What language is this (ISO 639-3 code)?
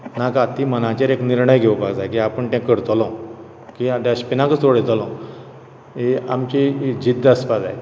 kok